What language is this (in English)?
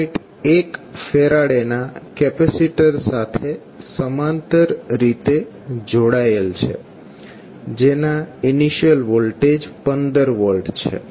Gujarati